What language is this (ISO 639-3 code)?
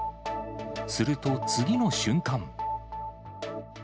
jpn